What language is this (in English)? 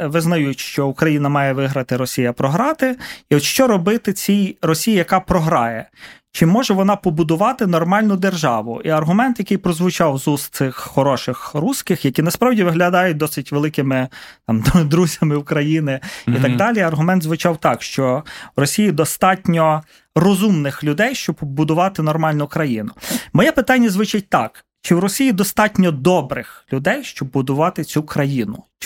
Ukrainian